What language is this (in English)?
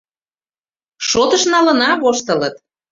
Mari